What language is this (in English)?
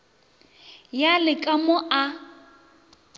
Northern Sotho